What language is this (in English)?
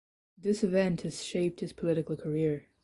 English